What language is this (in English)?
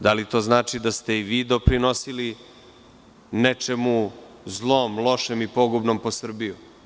Serbian